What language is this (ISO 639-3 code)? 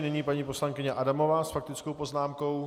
ces